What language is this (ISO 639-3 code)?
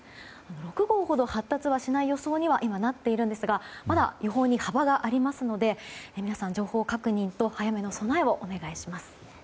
jpn